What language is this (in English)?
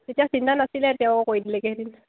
Assamese